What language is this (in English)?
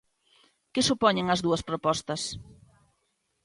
Galician